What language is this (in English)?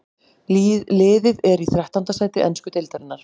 Icelandic